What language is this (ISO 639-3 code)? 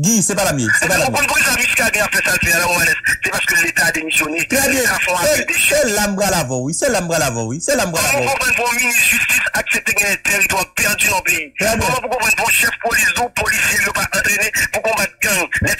fra